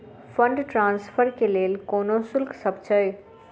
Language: Maithili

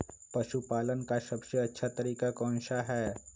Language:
Magahi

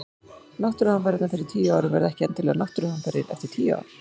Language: Icelandic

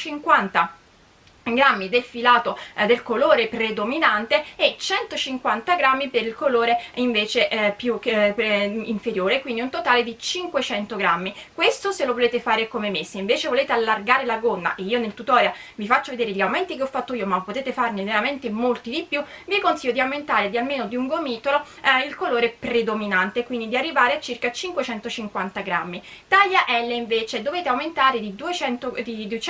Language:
Italian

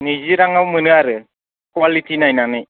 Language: Bodo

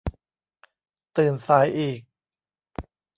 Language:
Thai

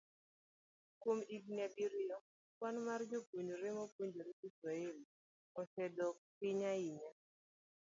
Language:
Luo (Kenya and Tanzania)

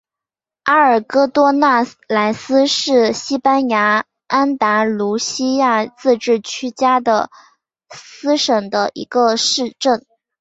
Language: Chinese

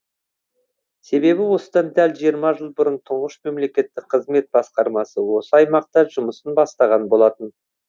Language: Kazakh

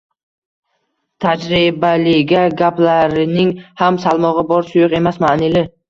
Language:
Uzbek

